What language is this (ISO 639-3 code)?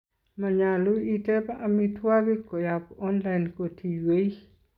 kln